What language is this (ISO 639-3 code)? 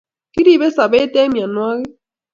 kln